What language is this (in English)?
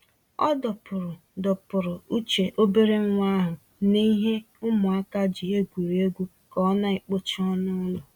Igbo